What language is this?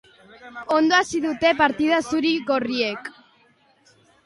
Basque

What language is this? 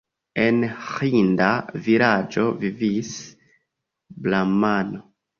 Esperanto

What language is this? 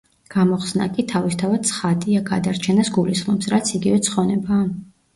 Georgian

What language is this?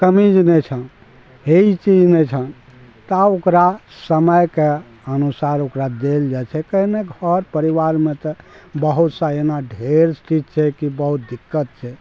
Maithili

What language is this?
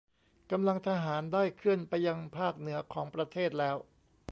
Thai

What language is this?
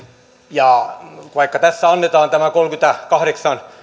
Finnish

